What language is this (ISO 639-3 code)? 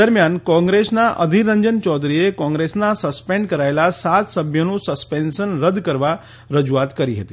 guj